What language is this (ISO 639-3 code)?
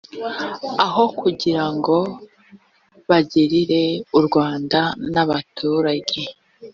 kin